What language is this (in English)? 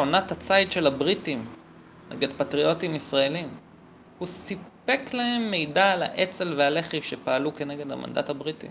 Hebrew